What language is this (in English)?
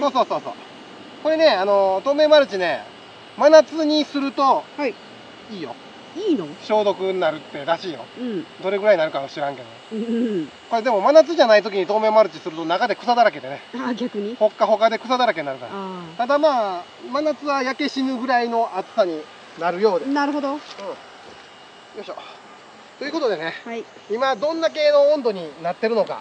Japanese